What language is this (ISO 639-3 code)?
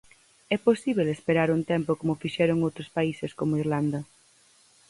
glg